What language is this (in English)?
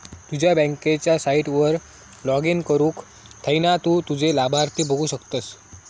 Marathi